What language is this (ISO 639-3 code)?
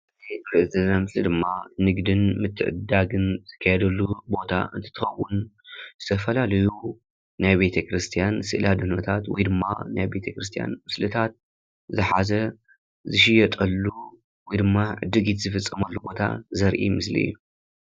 tir